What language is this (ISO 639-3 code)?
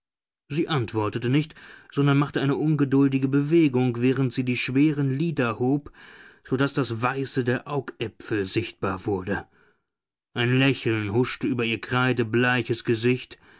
deu